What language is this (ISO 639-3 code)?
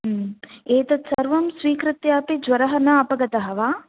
san